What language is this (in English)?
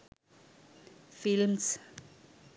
Sinhala